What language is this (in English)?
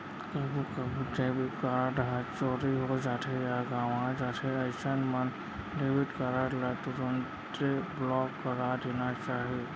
Chhattisgarhi